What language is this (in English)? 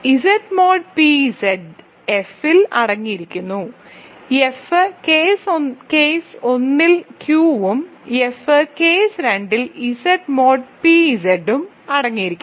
Malayalam